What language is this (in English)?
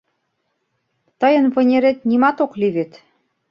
Mari